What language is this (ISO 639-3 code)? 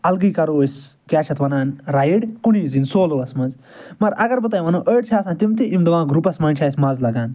kas